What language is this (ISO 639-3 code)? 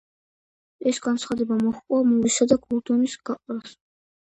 kat